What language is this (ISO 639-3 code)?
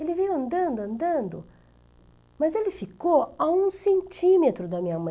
por